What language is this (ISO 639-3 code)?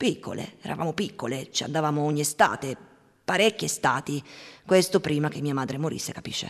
ita